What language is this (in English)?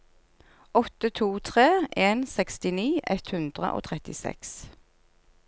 Norwegian